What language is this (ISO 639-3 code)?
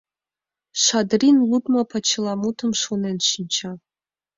chm